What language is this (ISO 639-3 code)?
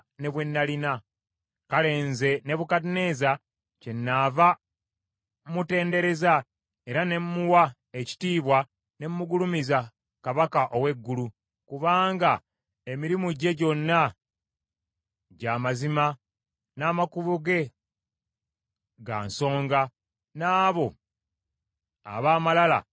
lug